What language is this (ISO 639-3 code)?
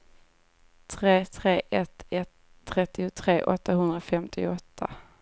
swe